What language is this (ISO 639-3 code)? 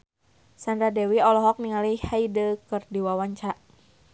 sun